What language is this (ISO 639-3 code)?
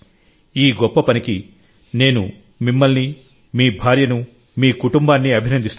tel